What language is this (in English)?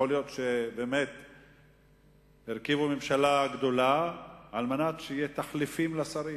Hebrew